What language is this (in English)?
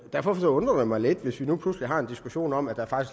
Danish